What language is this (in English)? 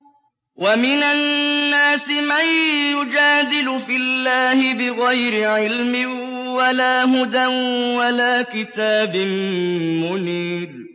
Arabic